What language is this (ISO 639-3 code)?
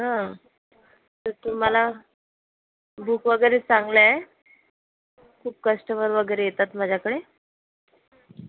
mar